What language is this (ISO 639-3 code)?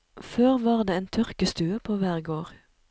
nor